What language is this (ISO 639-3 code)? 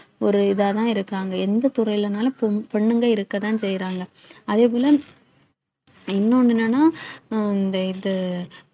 tam